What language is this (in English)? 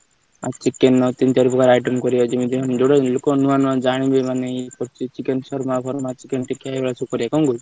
Odia